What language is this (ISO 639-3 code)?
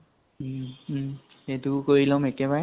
asm